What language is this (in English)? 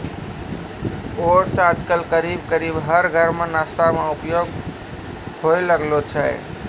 Maithili